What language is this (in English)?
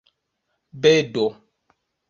Esperanto